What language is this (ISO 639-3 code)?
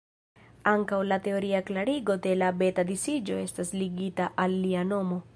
epo